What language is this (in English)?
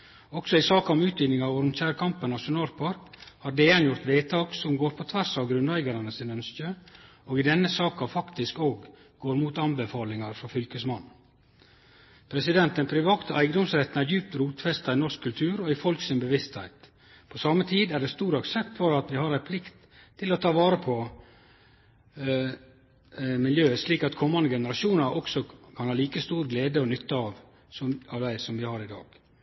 Norwegian Nynorsk